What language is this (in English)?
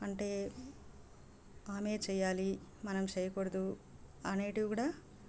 Telugu